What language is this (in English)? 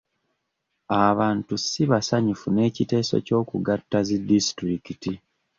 Ganda